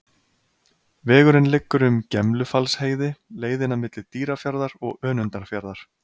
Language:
Icelandic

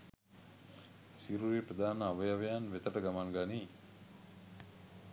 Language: Sinhala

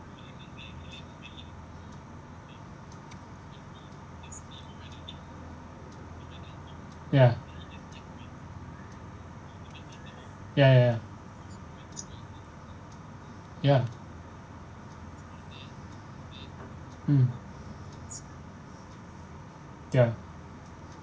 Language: English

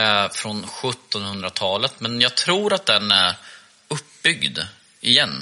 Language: Swedish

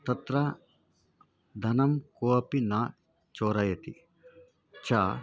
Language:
Sanskrit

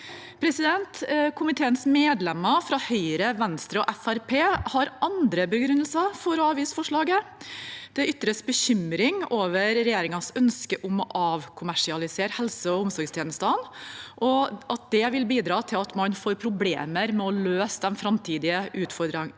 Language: Norwegian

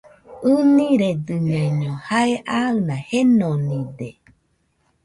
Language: Nüpode Huitoto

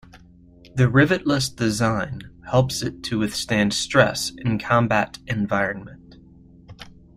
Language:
English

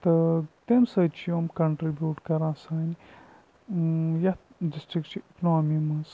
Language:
Kashmiri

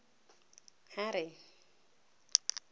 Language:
Tswana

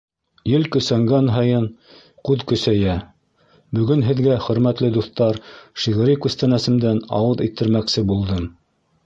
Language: Bashkir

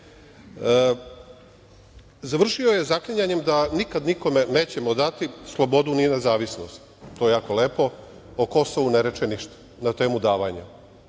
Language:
Serbian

